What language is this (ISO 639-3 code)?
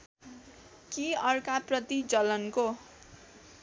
nep